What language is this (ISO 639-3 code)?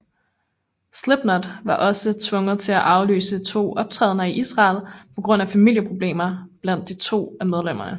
dan